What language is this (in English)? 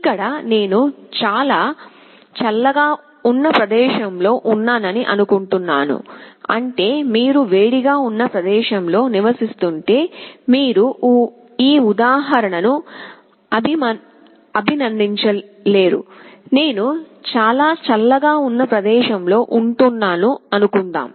Telugu